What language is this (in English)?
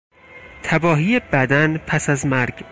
Persian